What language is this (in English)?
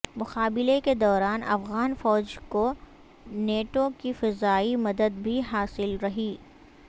Urdu